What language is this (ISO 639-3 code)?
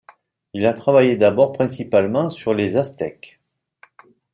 fra